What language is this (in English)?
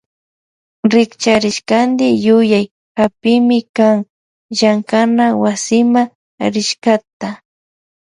Loja Highland Quichua